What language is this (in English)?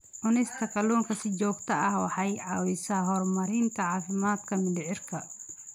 Somali